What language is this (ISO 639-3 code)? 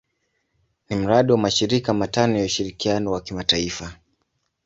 swa